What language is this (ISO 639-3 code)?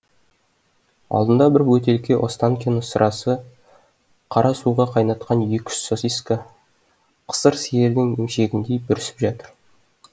kaz